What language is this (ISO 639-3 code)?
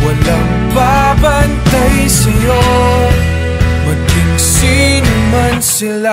ara